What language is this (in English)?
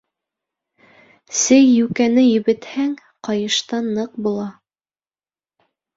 Bashkir